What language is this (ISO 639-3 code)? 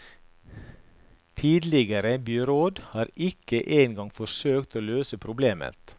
nor